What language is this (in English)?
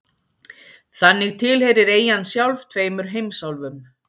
Icelandic